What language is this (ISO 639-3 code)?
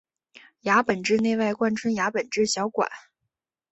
zho